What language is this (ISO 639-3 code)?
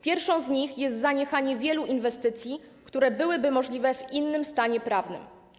pol